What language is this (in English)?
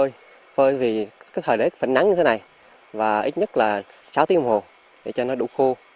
Vietnamese